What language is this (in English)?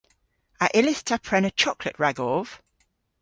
Cornish